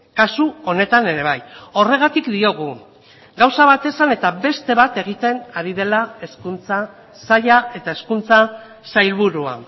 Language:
Basque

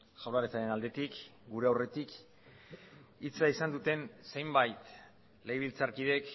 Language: Basque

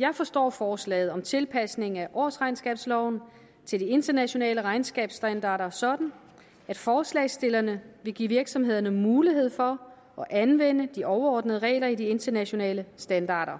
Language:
Danish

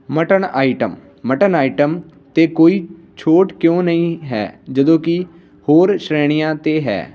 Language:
Punjabi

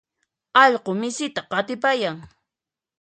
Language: Puno Quechua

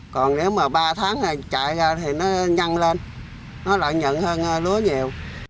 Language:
Vietnamese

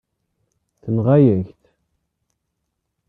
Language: Kabyle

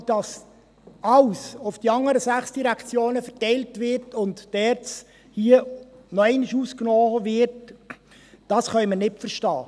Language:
Swiss German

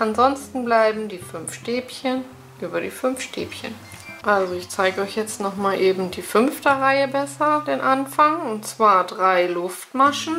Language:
German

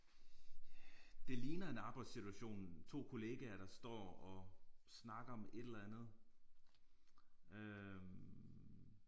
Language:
Danish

